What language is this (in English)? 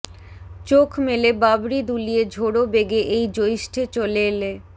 Bangla